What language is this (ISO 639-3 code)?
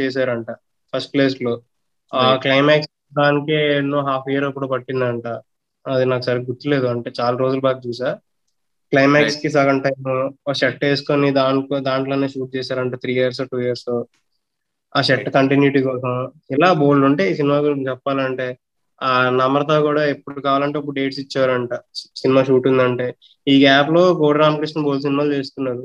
tel